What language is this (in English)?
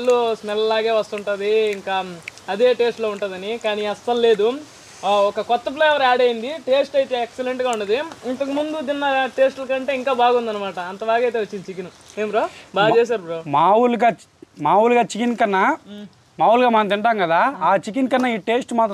Telugu